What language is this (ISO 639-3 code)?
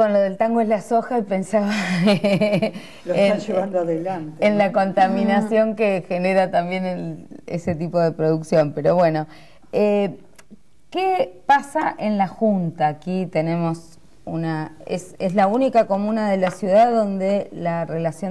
spa